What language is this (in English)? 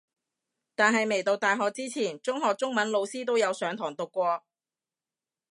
Cantonese